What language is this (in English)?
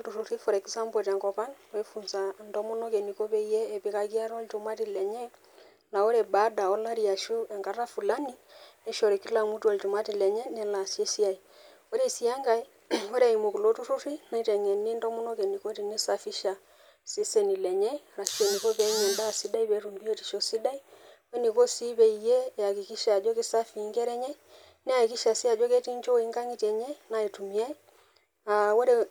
Masai